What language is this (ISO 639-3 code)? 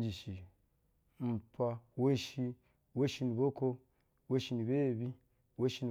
bzw